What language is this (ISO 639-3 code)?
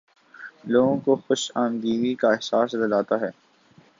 urd